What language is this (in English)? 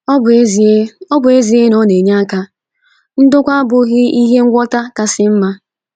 Igbo